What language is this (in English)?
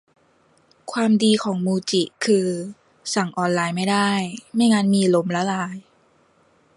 Thai